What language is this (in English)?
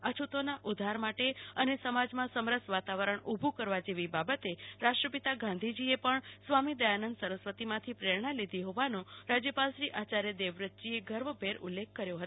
Gujarati